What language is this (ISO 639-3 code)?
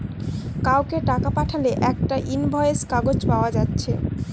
ben